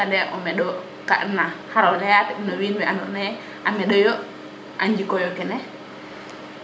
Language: Serer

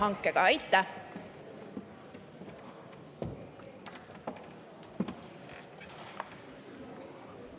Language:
Estonian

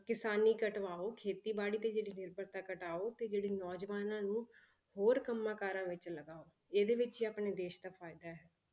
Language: Punjabi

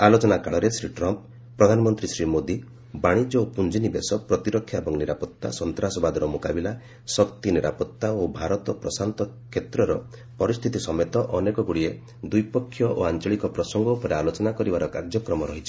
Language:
Odia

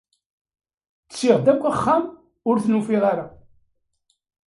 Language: Kabyle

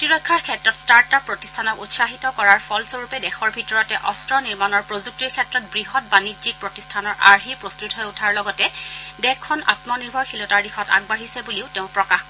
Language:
Assamese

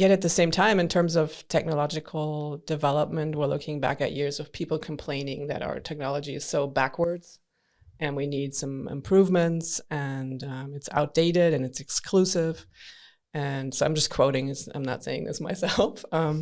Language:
English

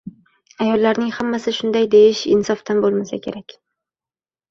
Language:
Uzbek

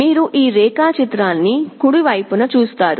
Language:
Telugu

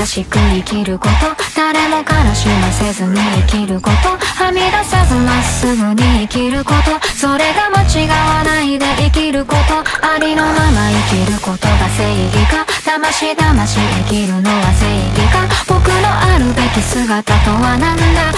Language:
Japanese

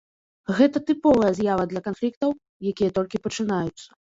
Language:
Belarusian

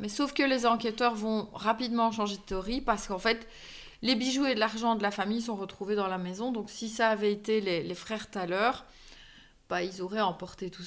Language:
French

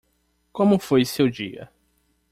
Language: Portuguese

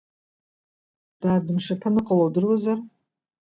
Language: Abkhazian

